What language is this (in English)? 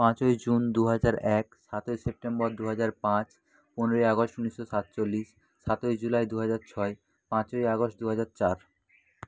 Bangla